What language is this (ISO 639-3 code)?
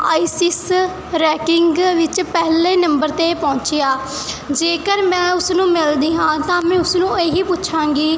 pan